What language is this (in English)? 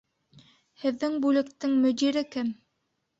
Bashkir